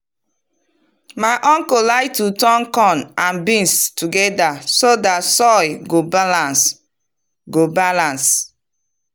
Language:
Nigerian Pidgin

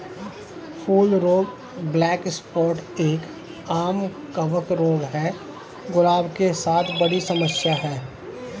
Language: Hindi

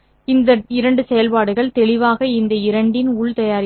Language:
Tamil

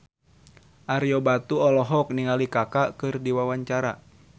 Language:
Sundanese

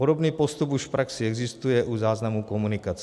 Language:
Czech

